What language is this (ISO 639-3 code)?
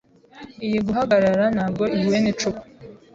kin